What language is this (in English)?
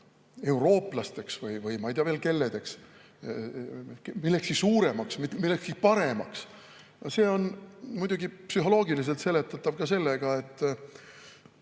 Estonian